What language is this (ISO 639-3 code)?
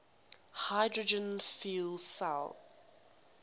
eng